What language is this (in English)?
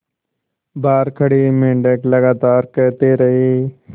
Hindi